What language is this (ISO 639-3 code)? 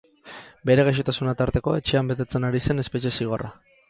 eus